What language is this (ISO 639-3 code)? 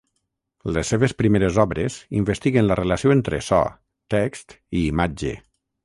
cat